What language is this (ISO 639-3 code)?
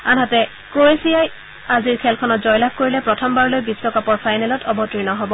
asm